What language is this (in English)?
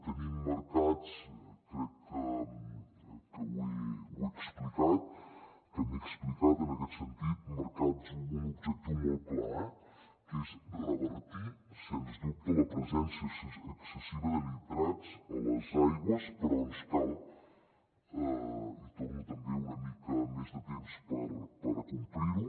Catalan